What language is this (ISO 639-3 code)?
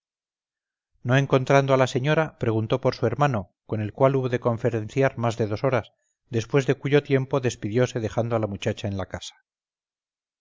spa